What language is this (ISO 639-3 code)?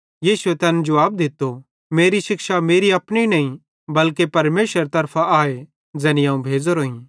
bhd